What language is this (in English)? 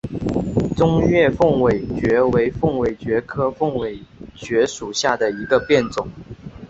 Chinese